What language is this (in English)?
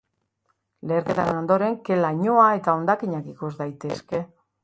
Basque